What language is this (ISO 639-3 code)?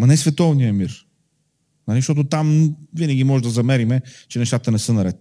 bul